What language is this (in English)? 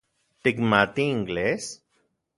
Central Puebla Nahuatl